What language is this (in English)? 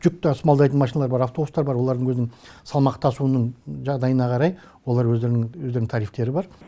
Kazakh